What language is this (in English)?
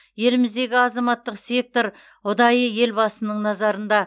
Kazakh